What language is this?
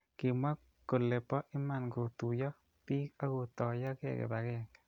Kalenjin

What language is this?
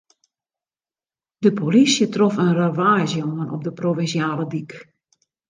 Western Frisian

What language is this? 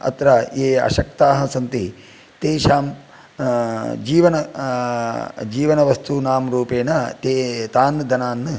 Sanskrit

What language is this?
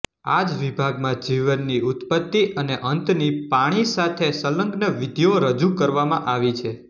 Gujarati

